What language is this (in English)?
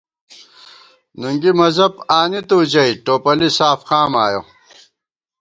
Gawar-Bati